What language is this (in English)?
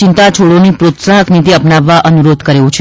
Gujarati